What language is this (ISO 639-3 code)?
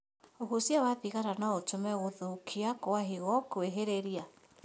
kik